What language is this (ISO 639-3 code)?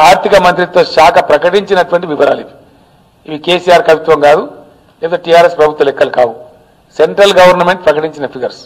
tel